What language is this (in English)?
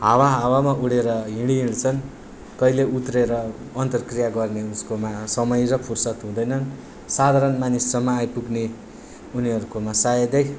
Nepali